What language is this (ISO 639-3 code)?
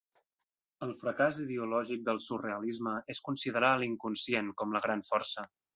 cat